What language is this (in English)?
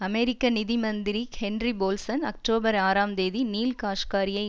Tamil